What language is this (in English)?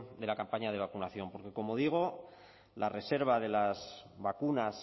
Spanish